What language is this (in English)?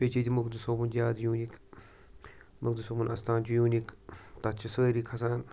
Kashmiri